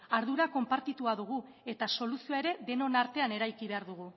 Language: Basque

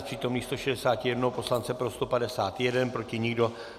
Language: Czech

